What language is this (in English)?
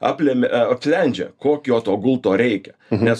Lithuanian